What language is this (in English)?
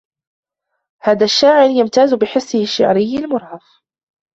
Arabic